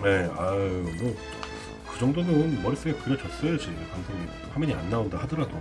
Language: Korean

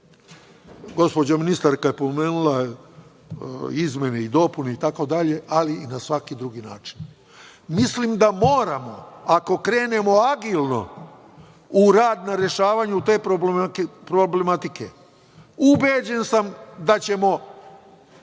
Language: Serbian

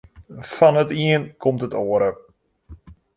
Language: Western Frisian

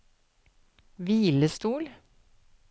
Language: Norwegian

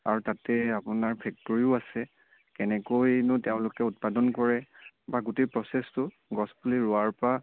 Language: Assamese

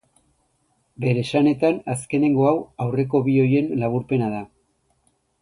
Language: Basque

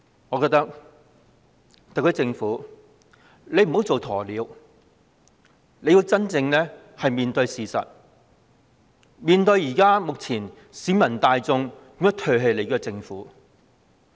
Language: Cantonese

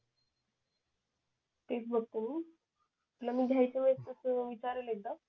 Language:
Marathi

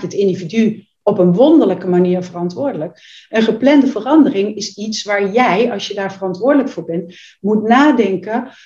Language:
Dutch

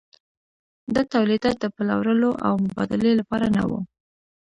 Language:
Pashto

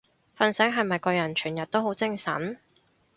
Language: Cantonese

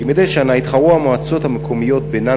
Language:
Hebrew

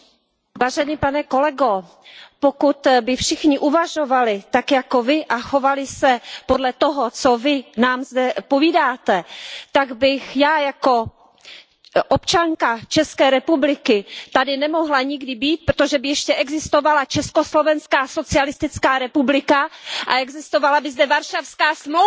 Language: Czech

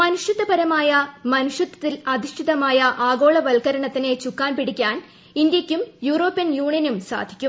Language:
Malayalam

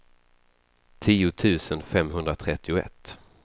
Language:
Swedish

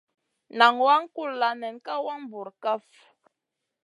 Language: Masana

